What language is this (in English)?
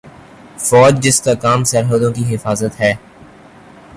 Urdu